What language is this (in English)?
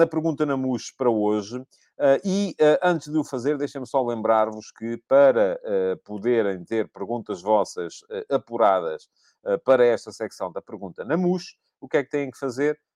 Portuguese